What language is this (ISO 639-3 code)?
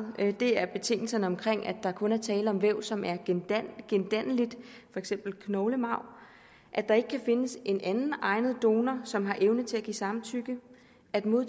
dan